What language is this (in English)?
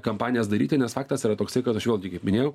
Lithuanian